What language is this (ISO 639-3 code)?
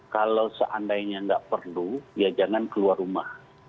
ind